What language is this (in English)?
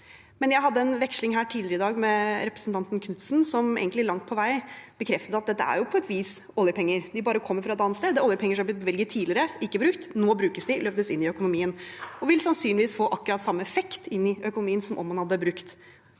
Norwegian